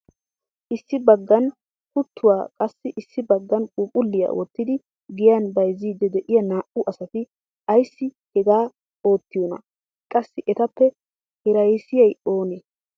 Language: Wolaytta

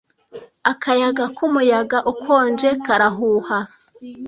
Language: Kinyarwanda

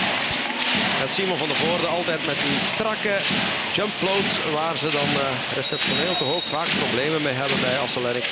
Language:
Dutch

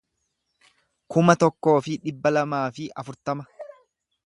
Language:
Oromo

